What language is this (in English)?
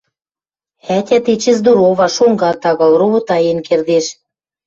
Western Mari